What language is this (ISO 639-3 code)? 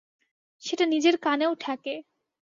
ben